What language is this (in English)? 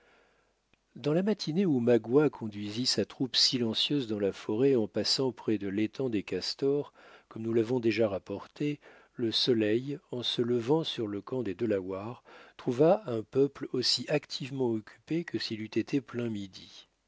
French